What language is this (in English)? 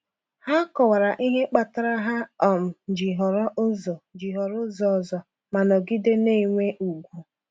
Igbo